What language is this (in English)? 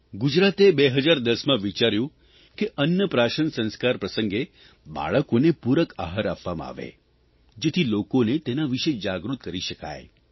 Gujarati